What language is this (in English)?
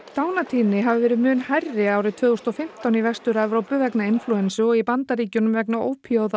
Icelandic